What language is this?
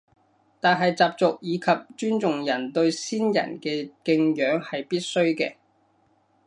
Cantonese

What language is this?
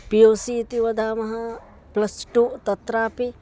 Sanskrit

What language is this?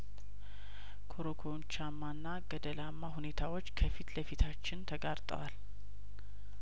Amharic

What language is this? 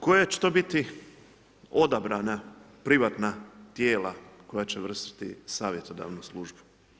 Croatian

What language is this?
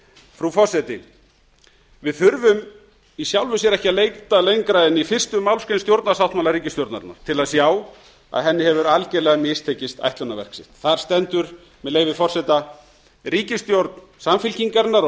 Icelandic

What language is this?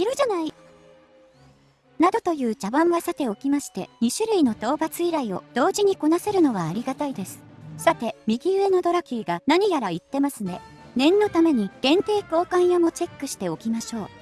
Japanese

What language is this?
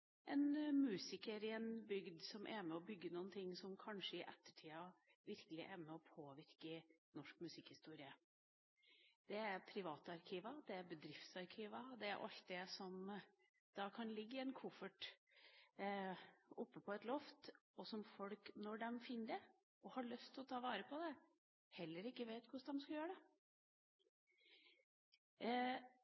Norwegian Bokmål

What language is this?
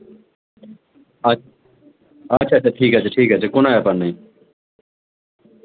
Bangla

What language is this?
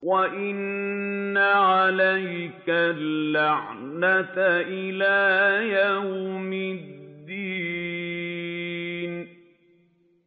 Arabic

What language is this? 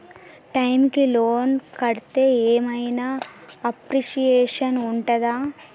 Telugu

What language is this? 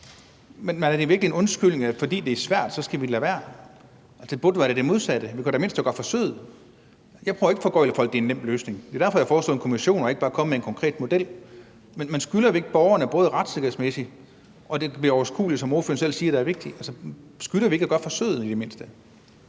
Danish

